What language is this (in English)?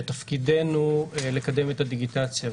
Hebrew